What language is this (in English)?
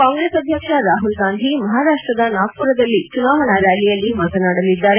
Kannada